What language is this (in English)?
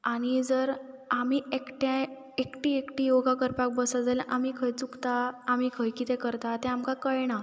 Konkani